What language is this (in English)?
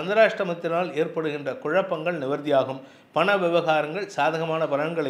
Tamil